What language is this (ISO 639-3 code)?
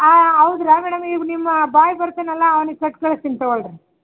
kan